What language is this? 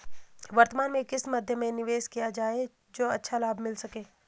Hindi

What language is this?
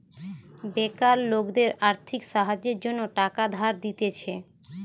Bangla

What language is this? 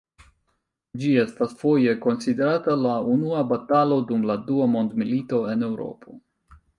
Esperanto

